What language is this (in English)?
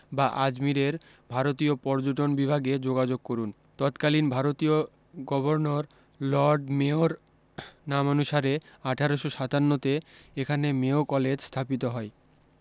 Bangla